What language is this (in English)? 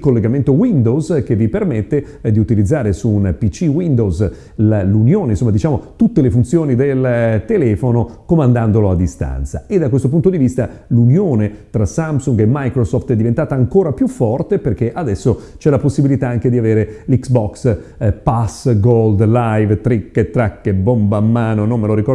Italian